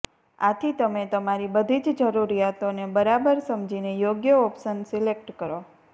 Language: Gujarati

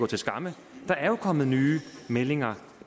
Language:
Danish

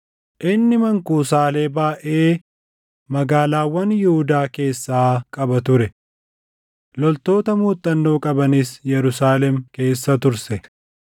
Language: Oromo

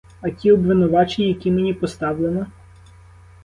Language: Ukrainian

